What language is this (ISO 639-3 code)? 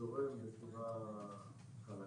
heb